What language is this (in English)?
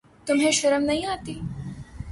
Urdu